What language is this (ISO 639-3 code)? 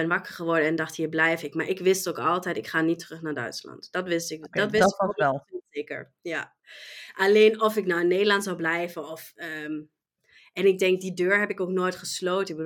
nld